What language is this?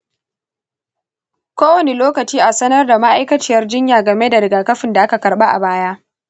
Hausa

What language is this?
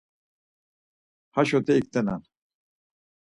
Laz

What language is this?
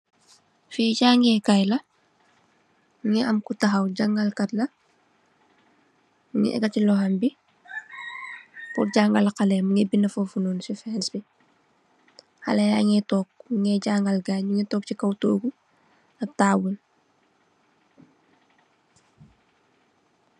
Wolof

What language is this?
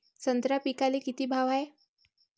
Marathi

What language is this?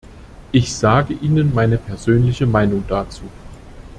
German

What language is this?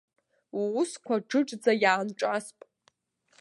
Abkhazian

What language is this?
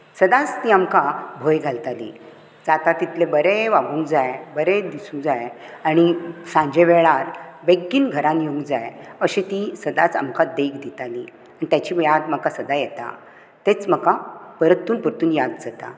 Konkani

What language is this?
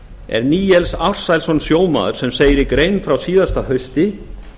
Icelandic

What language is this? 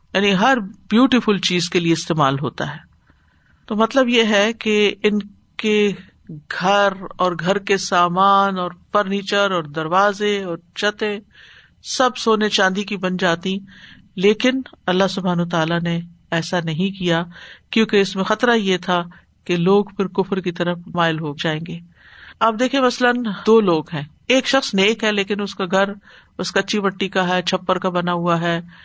Urdu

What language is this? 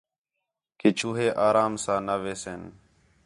Khetrani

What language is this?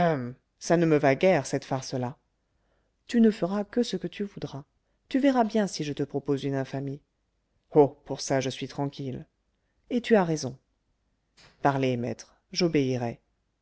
French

